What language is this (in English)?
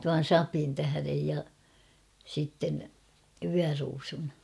Finnish